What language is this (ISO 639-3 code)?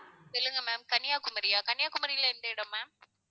tam